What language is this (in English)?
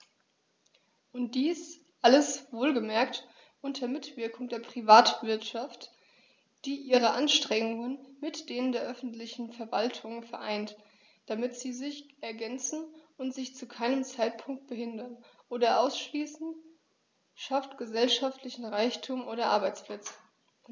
German